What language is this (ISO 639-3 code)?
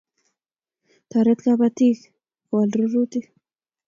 kln